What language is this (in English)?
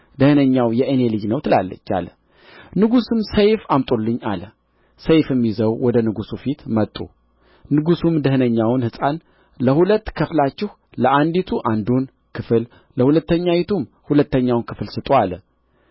Amharic